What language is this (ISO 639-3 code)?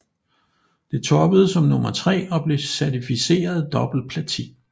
dan